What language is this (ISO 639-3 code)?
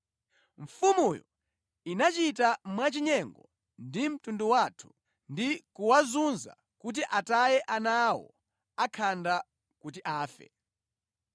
nya